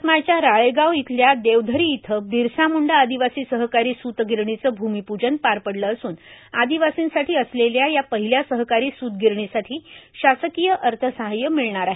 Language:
Marathi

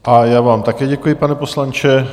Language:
Czech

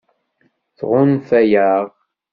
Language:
Kabyle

